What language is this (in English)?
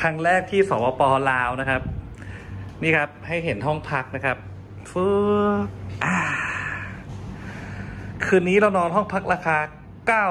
Thai